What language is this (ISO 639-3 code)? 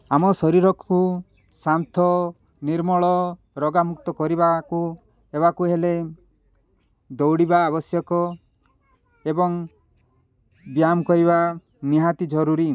ori